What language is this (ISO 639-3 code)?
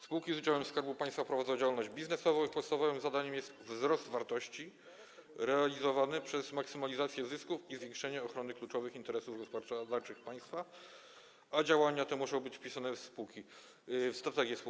pol